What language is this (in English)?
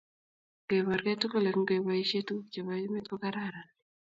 Kalenjin